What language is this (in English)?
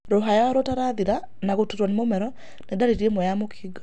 Kikuyu